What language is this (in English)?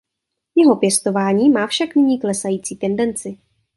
Czech